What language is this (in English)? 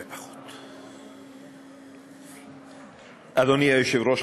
Hebrew